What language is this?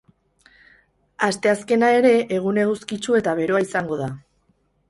Basque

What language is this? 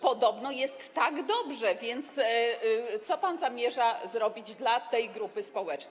Polish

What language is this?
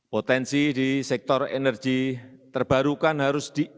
Indonesian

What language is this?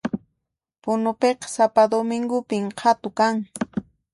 Puno Quechua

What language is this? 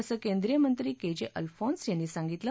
Marathi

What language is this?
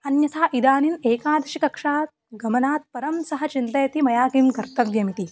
Sanskrit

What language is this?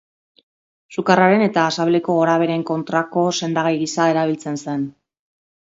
Basque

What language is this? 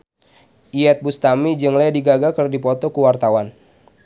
Sundanese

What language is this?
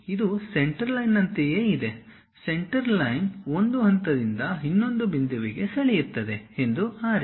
Kannada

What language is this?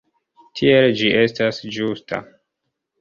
Esperanto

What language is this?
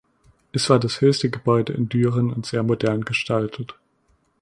German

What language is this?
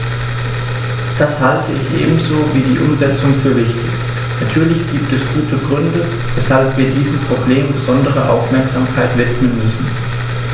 German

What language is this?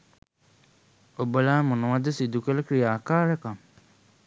Sinhala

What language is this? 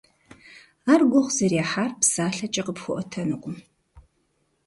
Kabardian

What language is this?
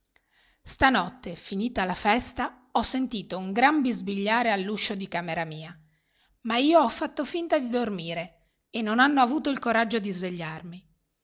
Italian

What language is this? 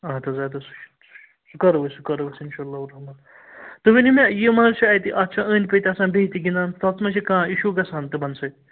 Kashmiri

